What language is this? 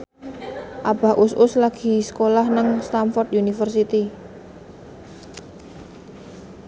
Javanese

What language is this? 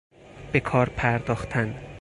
Persian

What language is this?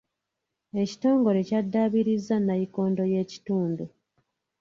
Ganda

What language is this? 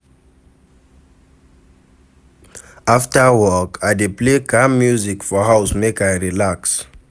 Nigerian Pidgin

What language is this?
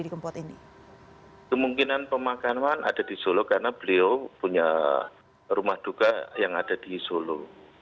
Indonesian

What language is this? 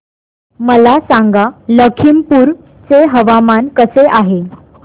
Marathi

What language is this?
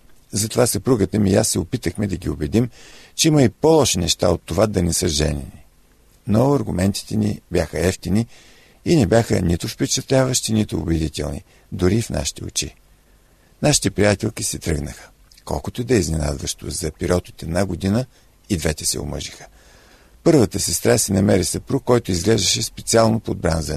Bulgarian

